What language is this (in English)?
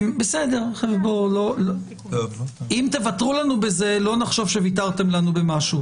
Hebrew